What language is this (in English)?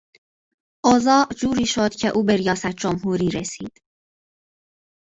Persian